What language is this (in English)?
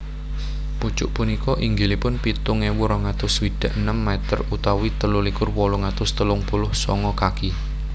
Javanese